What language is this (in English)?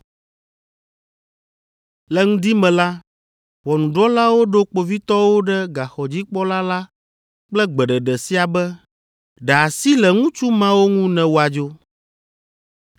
Ewe